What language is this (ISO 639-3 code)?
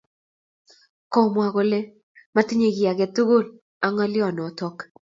kln